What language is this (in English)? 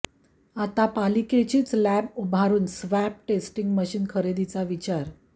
Marathi